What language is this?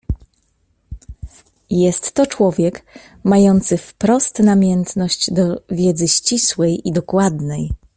Polish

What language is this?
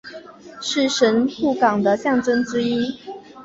Chinese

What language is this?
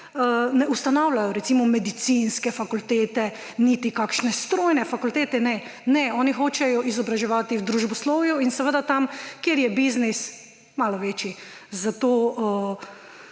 Slovenian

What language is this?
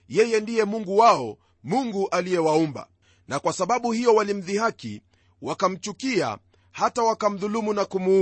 Swahili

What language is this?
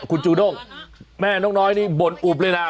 Thai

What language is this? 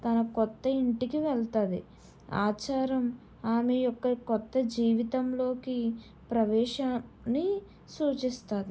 Telugu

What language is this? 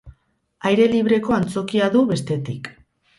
Basque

